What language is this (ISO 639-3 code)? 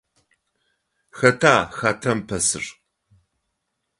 ady